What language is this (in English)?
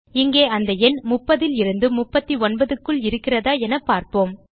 Tamil